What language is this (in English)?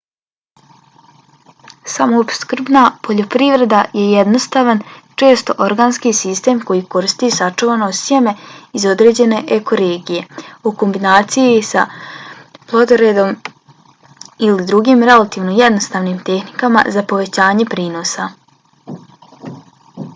Bosnian